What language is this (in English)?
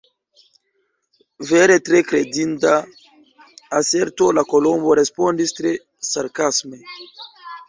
Esperanto